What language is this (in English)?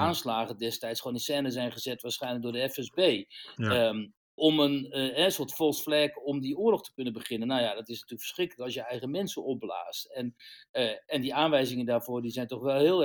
Dutch